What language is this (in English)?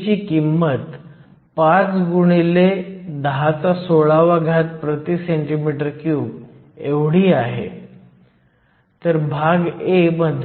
Marathi